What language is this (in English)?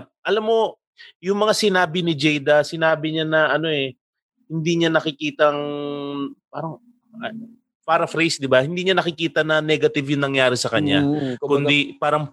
Filipino